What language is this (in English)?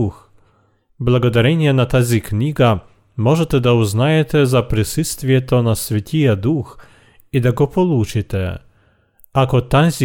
Bulgarian